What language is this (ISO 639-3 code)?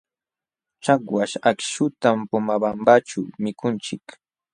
qxw